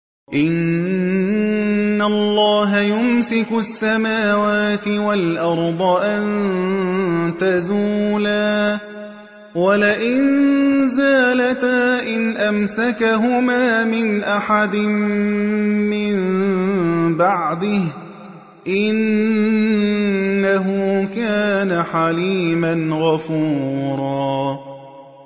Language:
Arabic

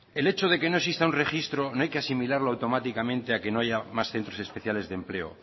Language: Spanish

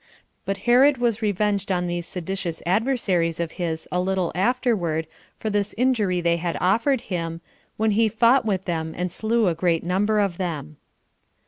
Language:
English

